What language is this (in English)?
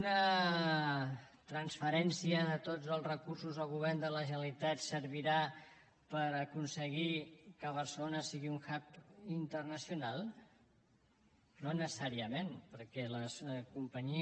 Catalan